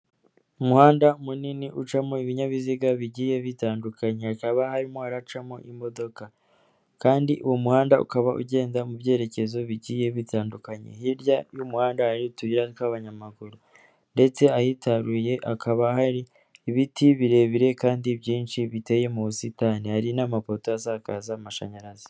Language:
Kinyarwanda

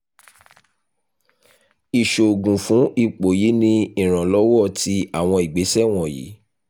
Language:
Yoruba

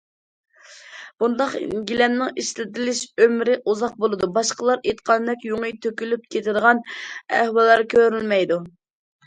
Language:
Uyghur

